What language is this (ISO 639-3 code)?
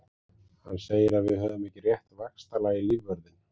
isl